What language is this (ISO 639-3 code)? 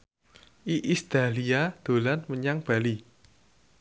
jav